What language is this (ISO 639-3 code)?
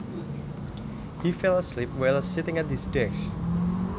jav